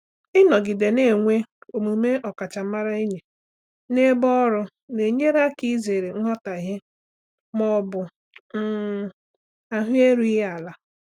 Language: Igbo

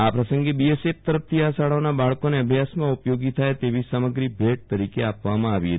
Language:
Gujarati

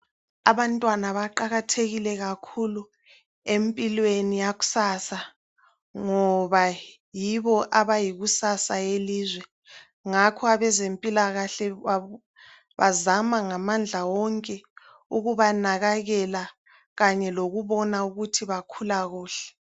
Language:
North Ndebele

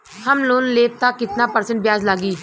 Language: Bhojpuri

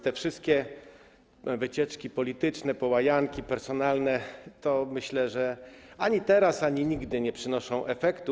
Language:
Polish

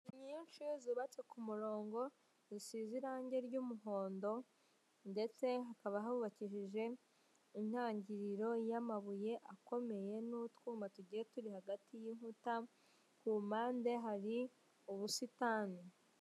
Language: Kinyarwanda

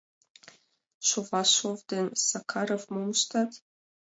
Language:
Mari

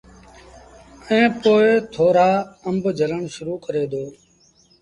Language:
Sindhi Bhil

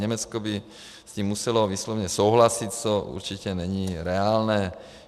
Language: Czech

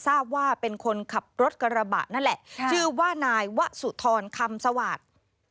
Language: Thai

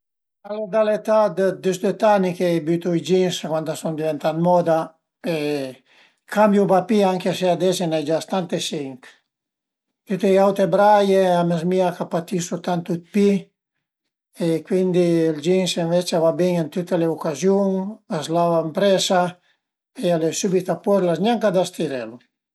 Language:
Piedmontese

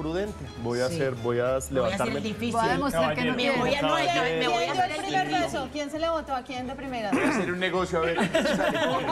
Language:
Spanish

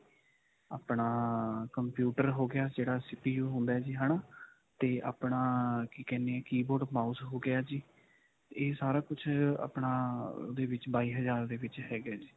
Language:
Punjabi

